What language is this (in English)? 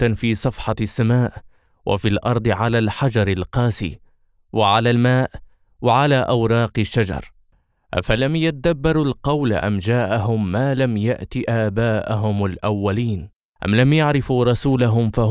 Arabic